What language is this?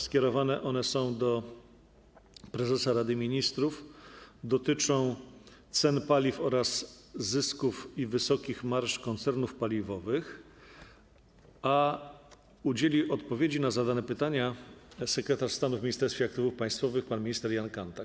Polish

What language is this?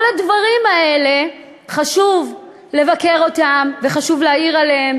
Hebrew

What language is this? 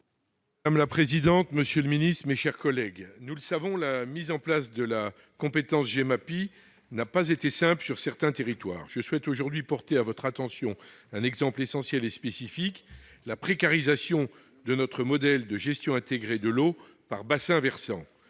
French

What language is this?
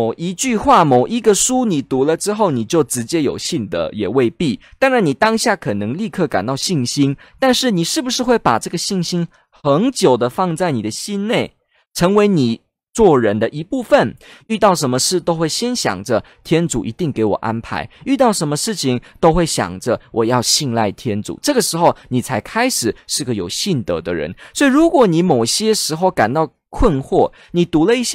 Chinese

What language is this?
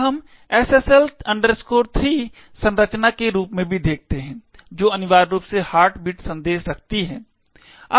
Hindi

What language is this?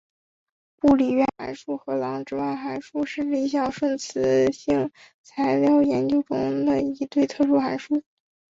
Chinese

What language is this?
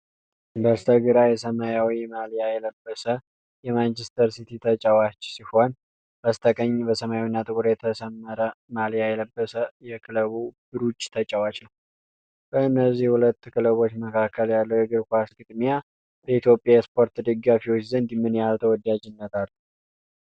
Amharic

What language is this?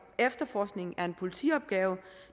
Danish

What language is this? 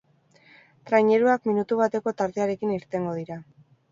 Basque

